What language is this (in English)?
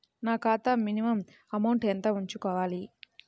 Telugu